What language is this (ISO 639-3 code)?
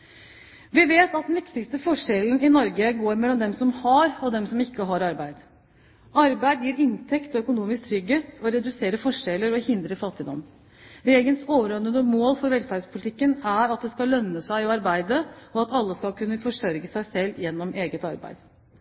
nob